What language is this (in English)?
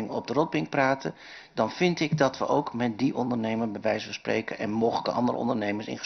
Dutch